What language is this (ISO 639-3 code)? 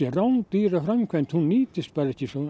isl